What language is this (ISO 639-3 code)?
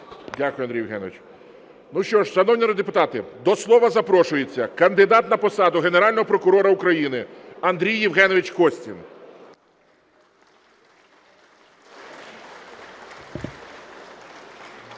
ukr